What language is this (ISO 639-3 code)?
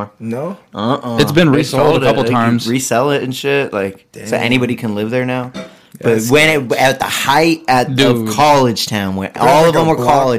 eng